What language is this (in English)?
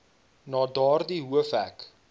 Afrikaans